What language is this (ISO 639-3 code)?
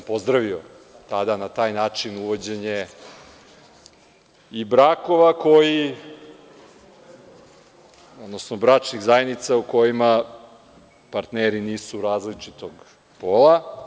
srp